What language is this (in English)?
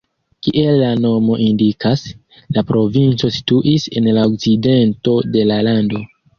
Esperanto